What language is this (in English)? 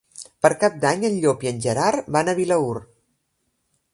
Catalan